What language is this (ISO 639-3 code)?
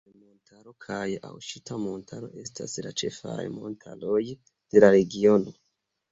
epo